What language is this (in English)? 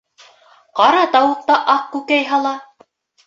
Bashkir